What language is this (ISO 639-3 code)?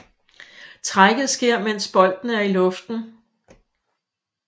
dan